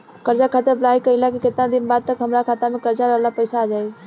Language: Bhojpuri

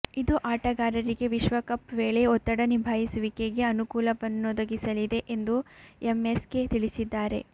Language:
Kannada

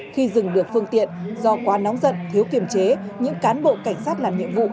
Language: Vietnamese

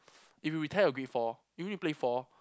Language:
English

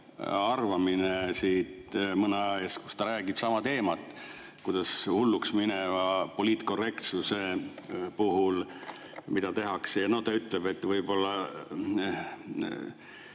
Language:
Estonian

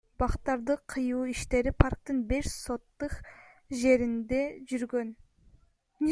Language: Kyrgyz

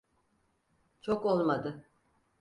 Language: Turkish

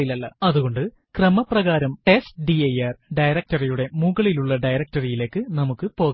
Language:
Malayalam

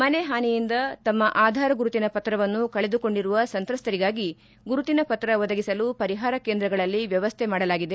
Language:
Kannada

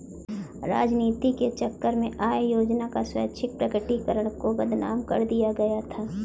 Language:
Hindi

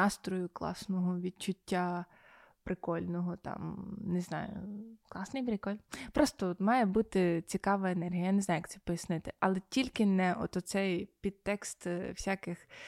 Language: Ukrainian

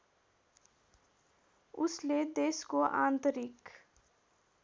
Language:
Nepali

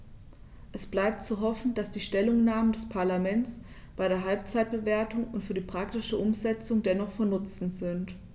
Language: German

